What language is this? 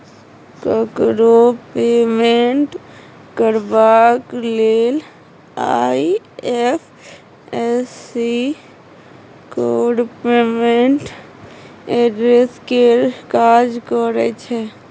Maithili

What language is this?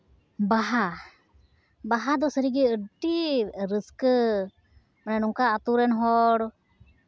Santali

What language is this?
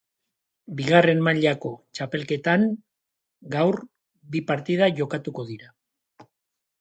Basque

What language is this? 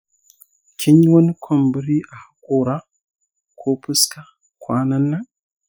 Hausa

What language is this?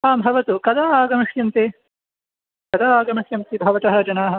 Sanskrit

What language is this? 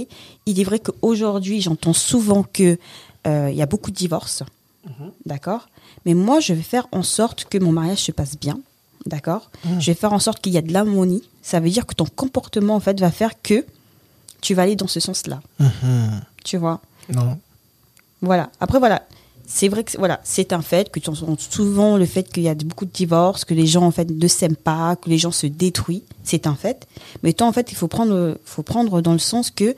French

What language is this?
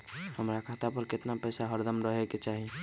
Magahi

